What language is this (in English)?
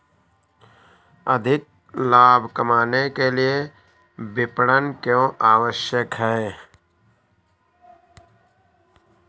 Hindi